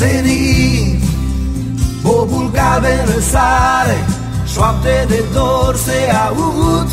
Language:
Romanian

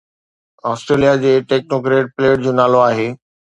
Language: Sindhi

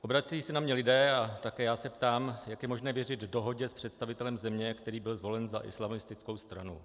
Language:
Czech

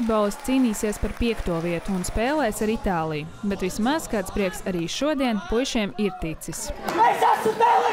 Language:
Latvian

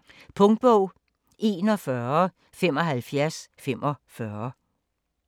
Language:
Danish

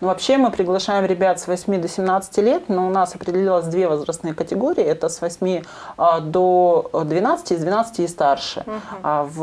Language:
Russian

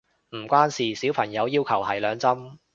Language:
Cantonese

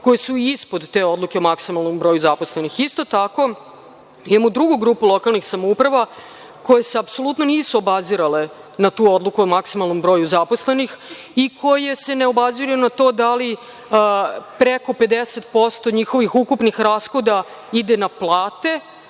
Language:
Serbian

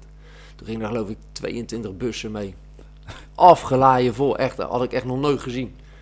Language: Dutch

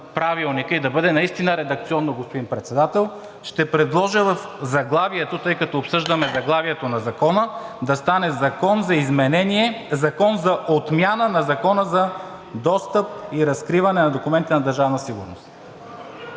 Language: Bulgarian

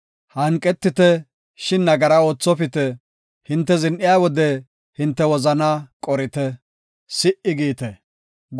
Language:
Gofa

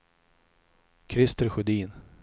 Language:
Swedish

